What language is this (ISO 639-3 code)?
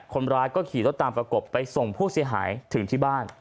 tha